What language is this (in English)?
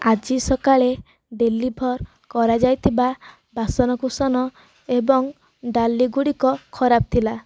Odia